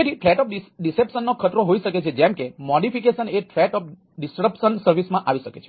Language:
Gujarati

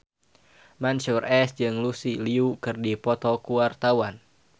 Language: Sundanese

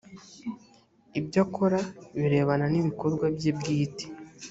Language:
Kinyarwanda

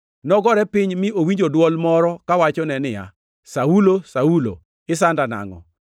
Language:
Luo (Kenya and Tanzania)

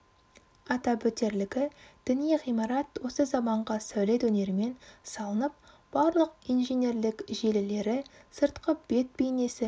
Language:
Kazakh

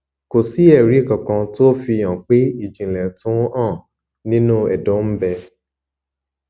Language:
Yoruba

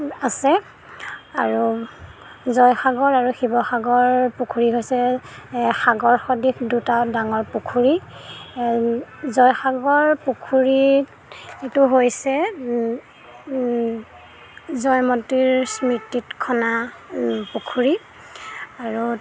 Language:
Assamese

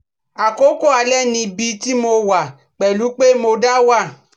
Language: Yoruba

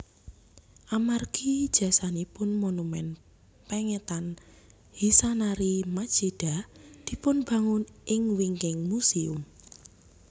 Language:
Javanese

